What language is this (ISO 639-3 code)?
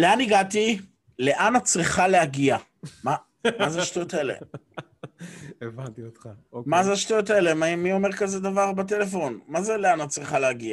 heb